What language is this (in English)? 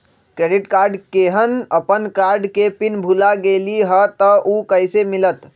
Magahi